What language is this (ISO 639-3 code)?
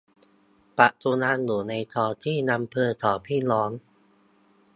tha